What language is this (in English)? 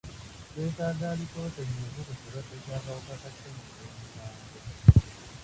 Ganda